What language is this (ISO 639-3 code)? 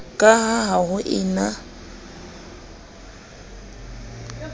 sot